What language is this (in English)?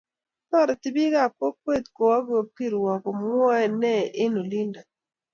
Kalenjin